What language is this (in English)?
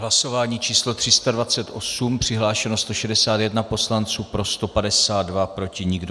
Czech